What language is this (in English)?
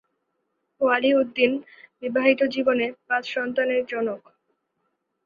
Bangla